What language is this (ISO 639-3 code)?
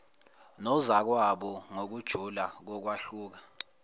zul